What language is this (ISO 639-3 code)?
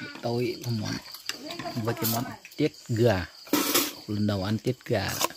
vie